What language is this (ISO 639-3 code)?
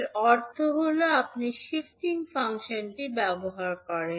ben